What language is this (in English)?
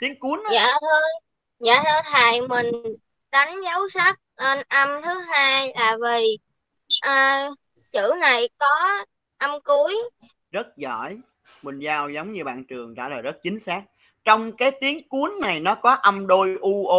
Vietnamese